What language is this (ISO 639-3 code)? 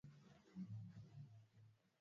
swa